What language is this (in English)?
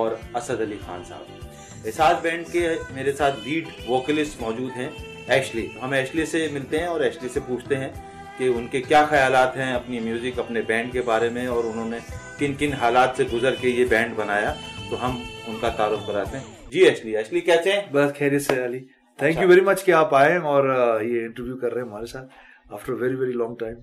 Urdu